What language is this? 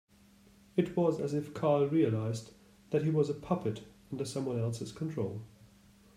English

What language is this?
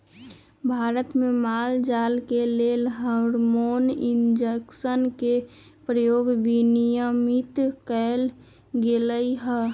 Magahi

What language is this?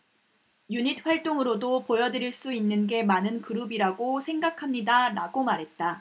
Korean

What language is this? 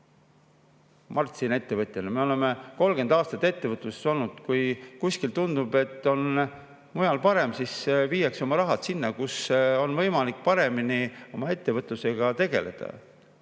Estonian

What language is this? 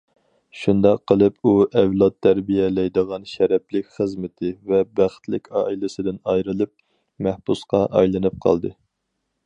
Uyghur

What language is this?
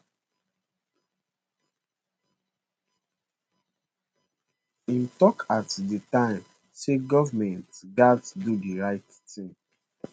Nigerian Pidgin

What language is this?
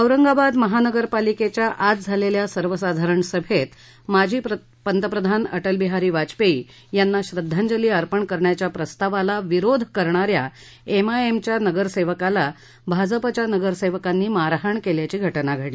Marathi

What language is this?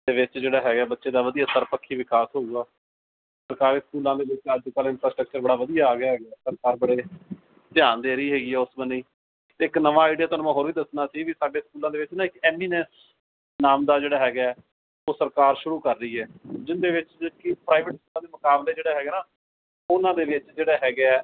Punjabi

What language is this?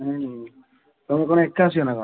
Odia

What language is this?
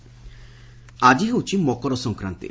Odia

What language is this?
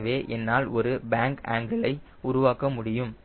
Tamil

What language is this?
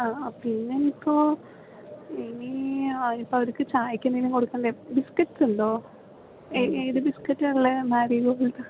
Malayalam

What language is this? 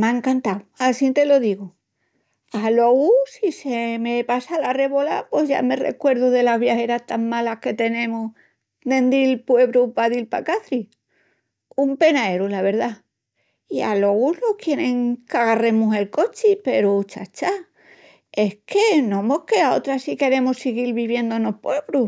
Extremaduran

